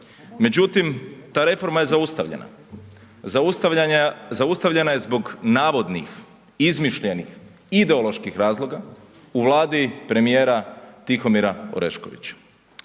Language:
Croatian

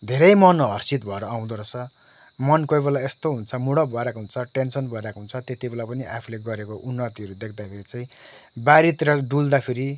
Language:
Nepali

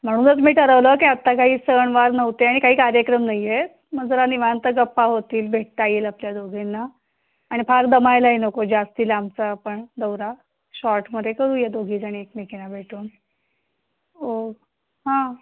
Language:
Marathi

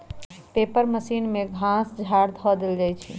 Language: Magahi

